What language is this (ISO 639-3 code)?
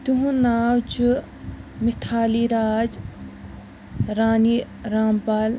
kas